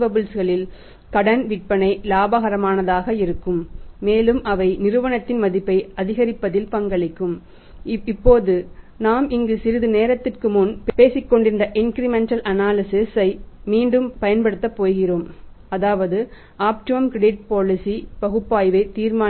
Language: Tamil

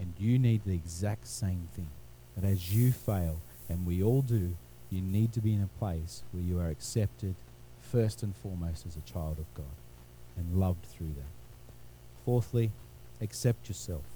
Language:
English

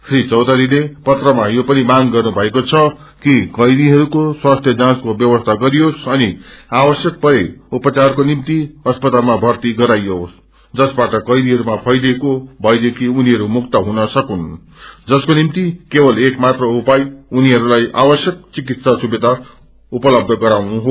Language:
Nepali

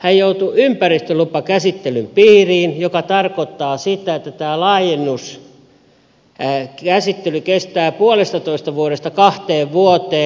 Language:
Finnish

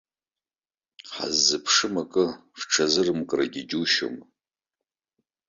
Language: Abkhazian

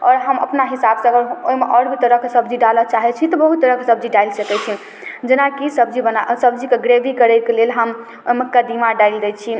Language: Maithili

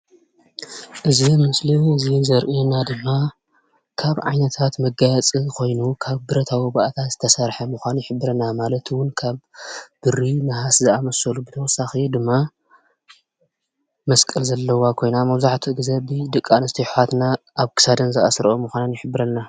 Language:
Tigrinya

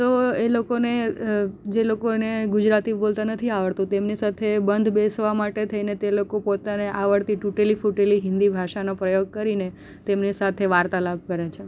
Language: Gujarati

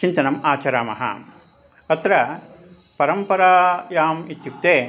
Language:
Sanskrit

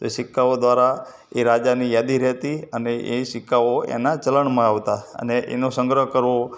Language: Gujarati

